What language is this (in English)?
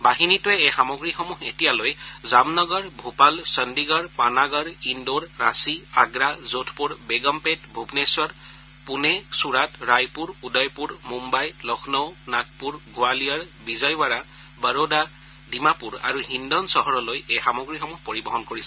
Assamese